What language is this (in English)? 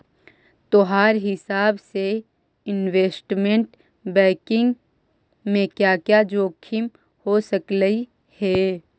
Magahi